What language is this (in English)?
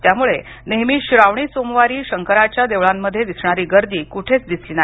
Marathi